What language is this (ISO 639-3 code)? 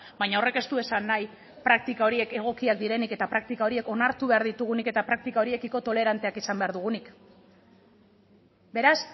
eus